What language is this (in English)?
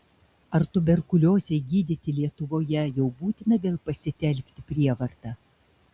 Lithuanian